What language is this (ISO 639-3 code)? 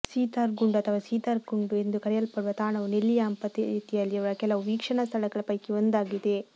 kan